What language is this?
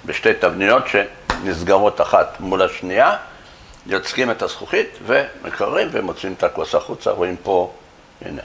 Hebrew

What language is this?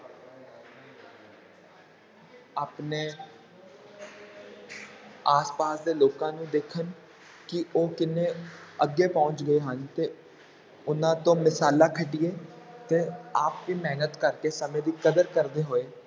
Punjabi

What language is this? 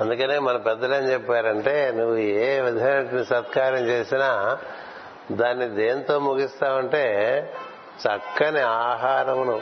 Telugu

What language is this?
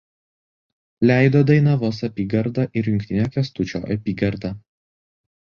Lithuanian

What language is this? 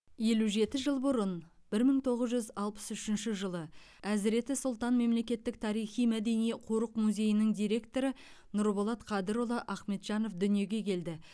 Kazakh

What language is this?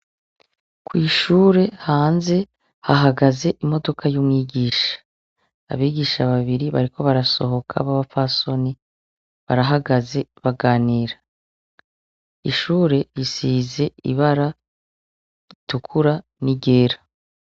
Rundi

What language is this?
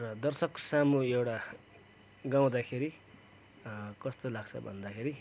Nepali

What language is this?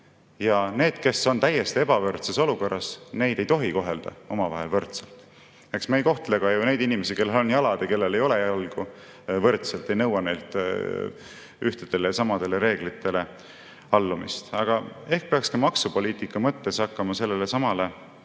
Estonian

